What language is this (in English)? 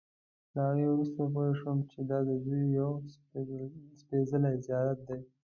Pashto